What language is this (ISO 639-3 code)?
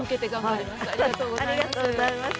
jpn